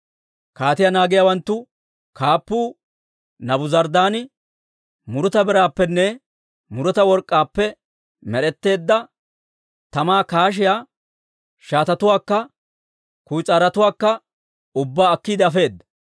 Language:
Dawro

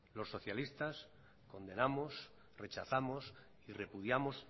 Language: Spanish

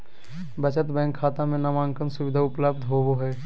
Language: Magahi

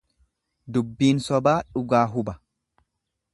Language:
Oromo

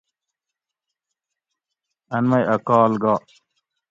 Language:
Gawri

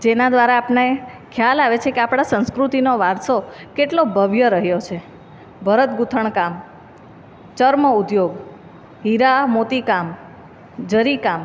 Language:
Gujarati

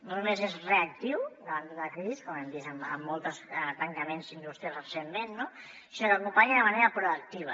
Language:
Catalan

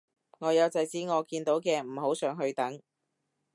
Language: Cantonese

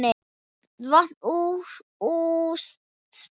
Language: Icelandic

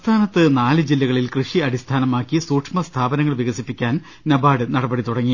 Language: Malayalam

